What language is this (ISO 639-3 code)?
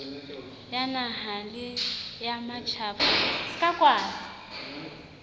sot